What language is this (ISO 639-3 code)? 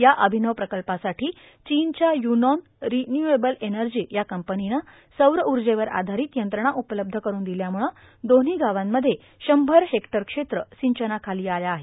mar